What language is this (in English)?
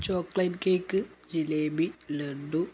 Malayalam